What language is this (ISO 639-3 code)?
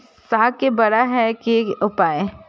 mai